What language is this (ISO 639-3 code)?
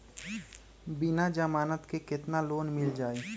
mag